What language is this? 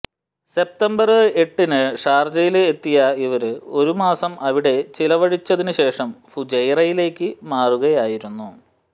Malayalam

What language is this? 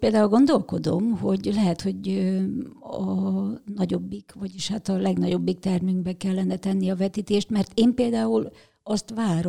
Hungarian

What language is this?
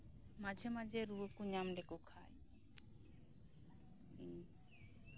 Santali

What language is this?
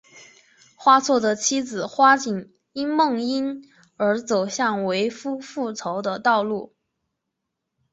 Chinese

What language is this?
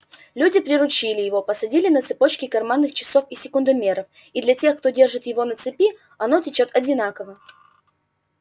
Russian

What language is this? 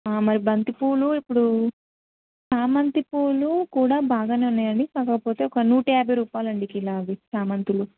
Telugu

